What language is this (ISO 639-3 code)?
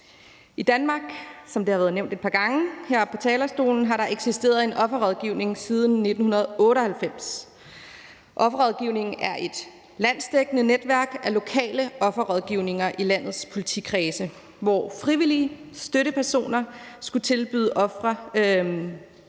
dan